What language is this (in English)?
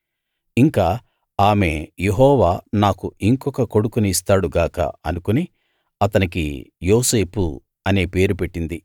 Telugu